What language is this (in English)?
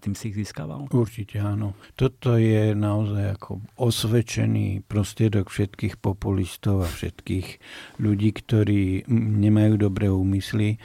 Slovak